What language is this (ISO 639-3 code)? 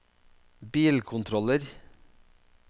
nor